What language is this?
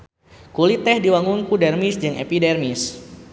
Sundanese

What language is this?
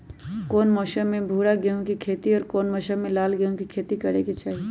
Magahi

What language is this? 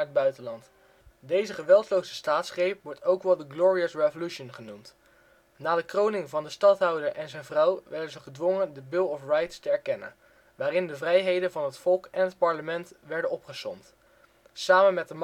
Dutch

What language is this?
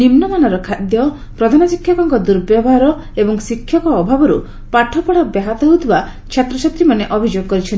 Odia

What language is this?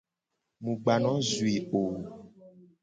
Gen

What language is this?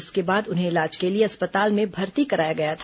Hindi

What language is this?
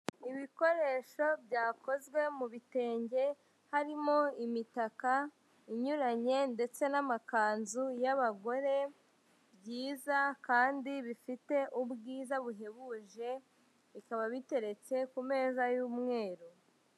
Kinyarwanda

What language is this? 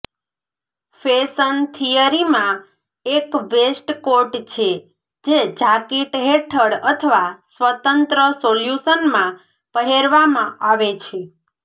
Gujarati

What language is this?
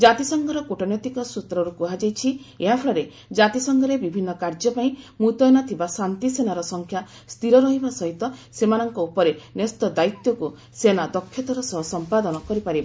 Odia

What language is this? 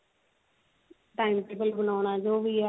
Punjabi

